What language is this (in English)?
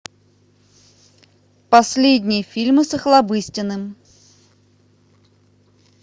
Russian